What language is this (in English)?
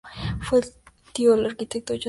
Spanish